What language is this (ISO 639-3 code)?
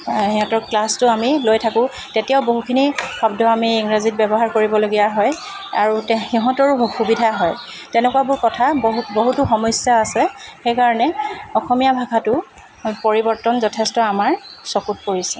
asm